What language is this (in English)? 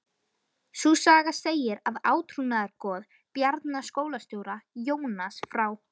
Icelandic